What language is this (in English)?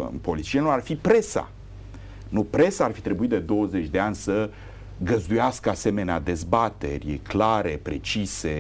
Romanian